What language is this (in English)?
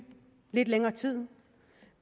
Danish